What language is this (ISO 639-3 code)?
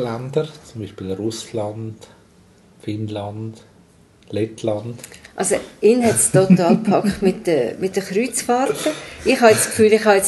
deu